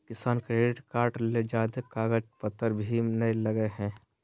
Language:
Magahi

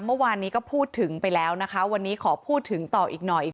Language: Thai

